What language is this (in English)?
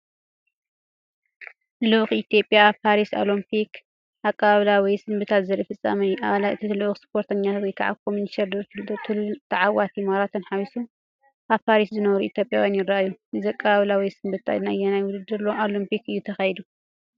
Tigrinya